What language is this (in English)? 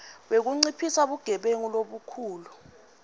Swati